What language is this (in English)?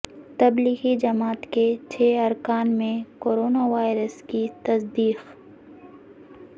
Urdu